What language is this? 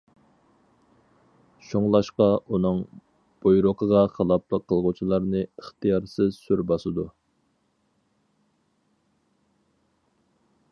Uyghur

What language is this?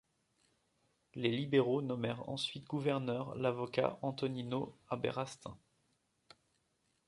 French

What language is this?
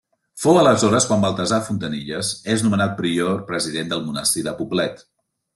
Catalan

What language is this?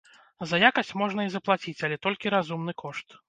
Belarusian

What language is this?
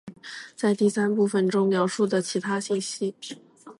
Chinese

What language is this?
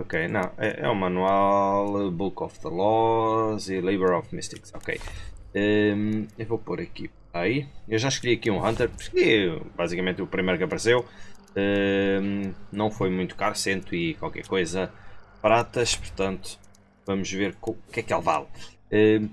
Portuguese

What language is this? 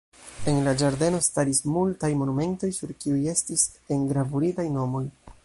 Esperanto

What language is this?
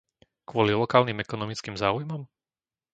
Slovak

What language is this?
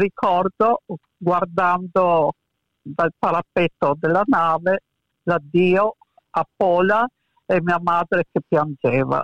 Italian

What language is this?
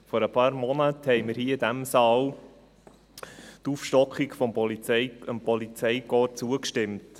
Swiss German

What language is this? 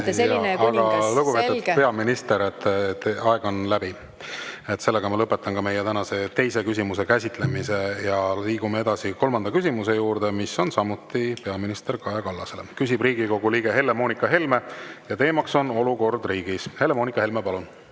Estonian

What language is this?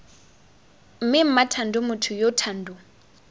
Tswana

